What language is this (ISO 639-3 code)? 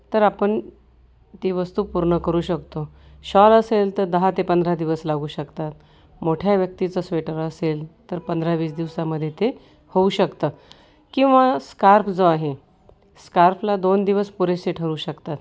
mar